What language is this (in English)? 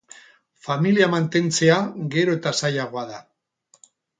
Basque